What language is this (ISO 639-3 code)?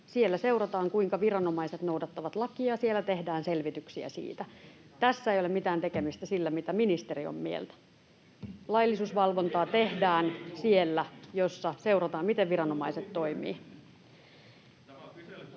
fin